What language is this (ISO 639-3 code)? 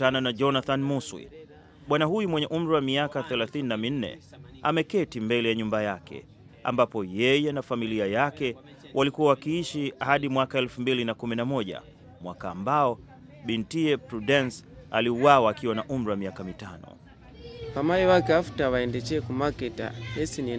swa